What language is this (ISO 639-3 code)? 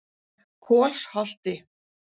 isl